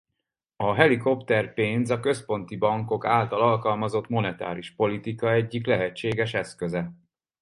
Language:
Hungarian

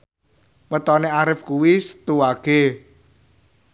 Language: Javanese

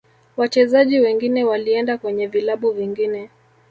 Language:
Swahili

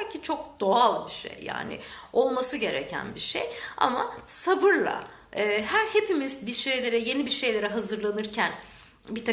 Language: Turkish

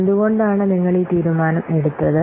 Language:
Malayalam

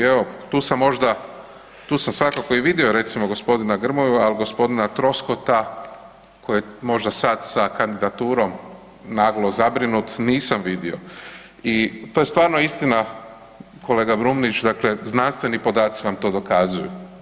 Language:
Croatian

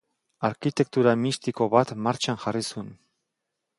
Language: Basque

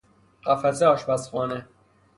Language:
Persian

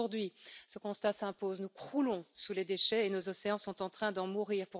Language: French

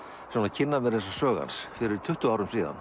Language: Icelandic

